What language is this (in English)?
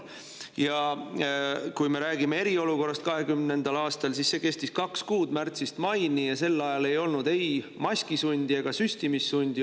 Estonian